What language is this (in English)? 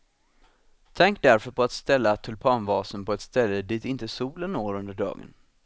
Swedish